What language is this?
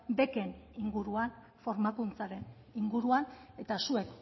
Basque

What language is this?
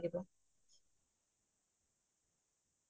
Assamese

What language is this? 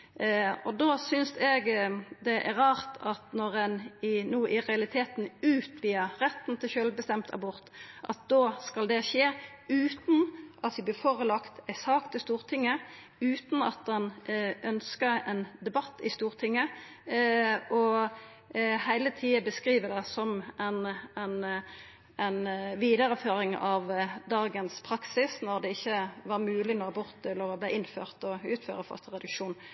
Norwegian Nynorsk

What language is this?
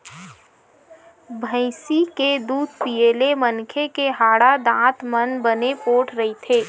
Chhattisgarhi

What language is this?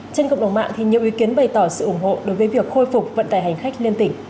Vietnamese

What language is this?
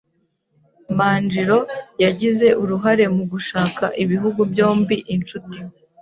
Kinyarwanda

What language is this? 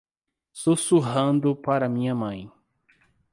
Portuguese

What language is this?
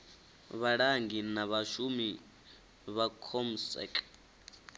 Venda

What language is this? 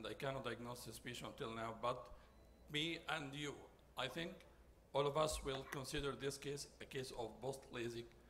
English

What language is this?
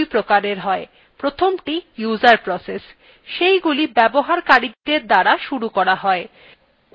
Bangla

